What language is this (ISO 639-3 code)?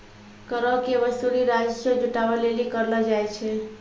mai